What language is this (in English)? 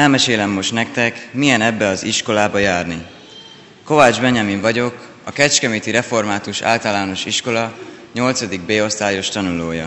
Hungarian